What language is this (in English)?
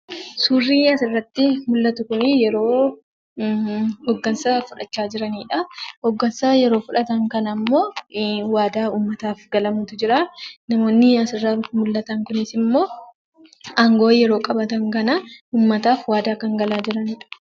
Oromo